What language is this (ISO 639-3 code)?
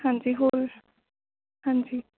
pan